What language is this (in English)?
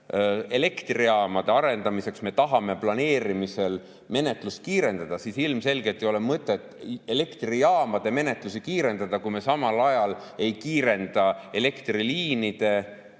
Estonian